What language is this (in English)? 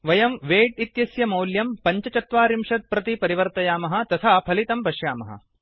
Sanskrit